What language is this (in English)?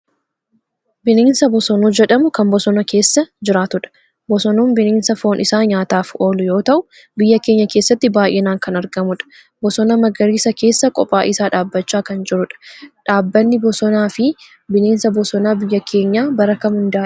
Oromo